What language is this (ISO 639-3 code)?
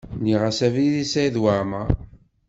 kab